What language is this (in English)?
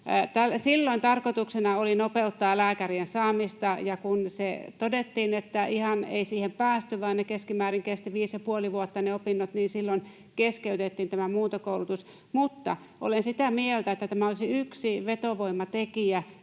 Finnish